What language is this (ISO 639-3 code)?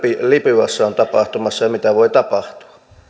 fin